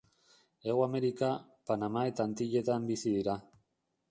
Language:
Basque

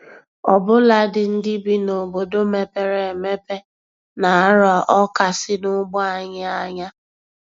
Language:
Igbo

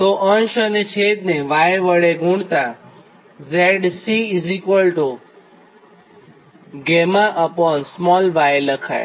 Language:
Gujarati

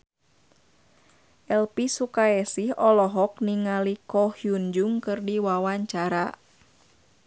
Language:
Sundanese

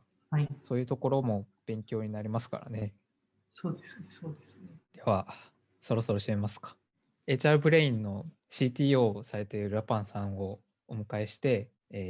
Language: Japanese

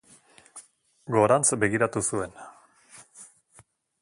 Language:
Basque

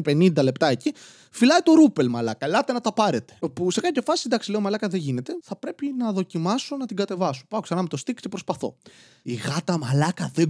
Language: Greek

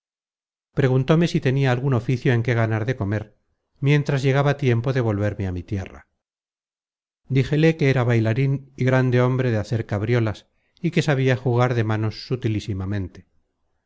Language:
Spanish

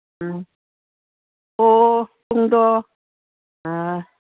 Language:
Manipuri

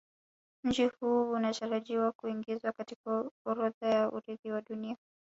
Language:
Swahili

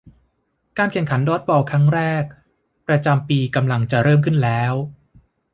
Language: Thai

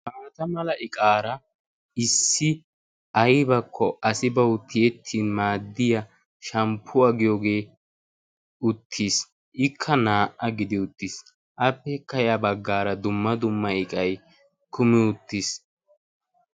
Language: Wolaytta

